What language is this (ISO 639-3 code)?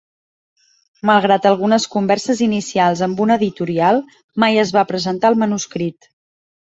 cat